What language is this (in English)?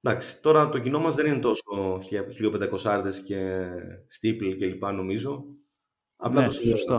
Greek